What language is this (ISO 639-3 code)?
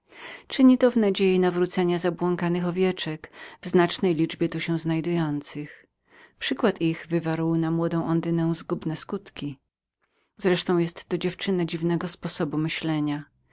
pol